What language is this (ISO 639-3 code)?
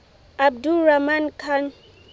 sot